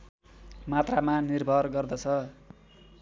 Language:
Nepali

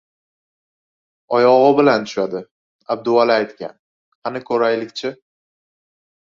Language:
Uzbek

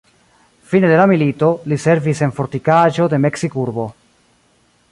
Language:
Esperanto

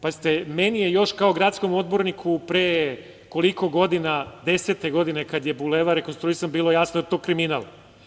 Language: Serbian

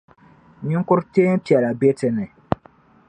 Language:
Dagbani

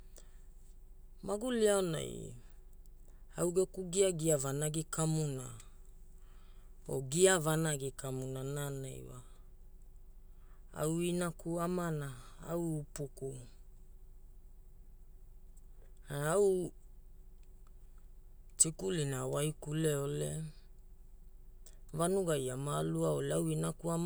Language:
Hula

